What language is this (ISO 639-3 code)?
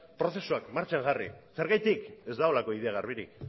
eus